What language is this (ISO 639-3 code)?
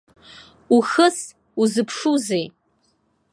abk